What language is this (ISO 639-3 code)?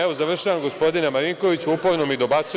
srp